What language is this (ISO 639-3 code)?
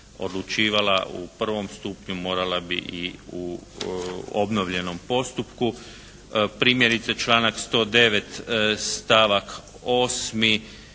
hrv